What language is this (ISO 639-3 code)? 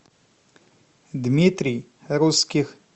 rus